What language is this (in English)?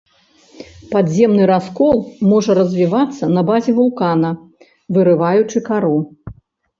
Belarusian